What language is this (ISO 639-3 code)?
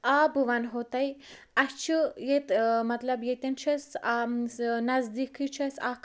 kas